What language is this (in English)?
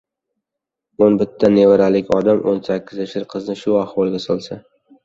Uzbek